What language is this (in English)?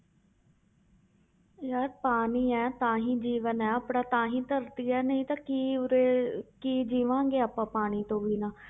Punjabi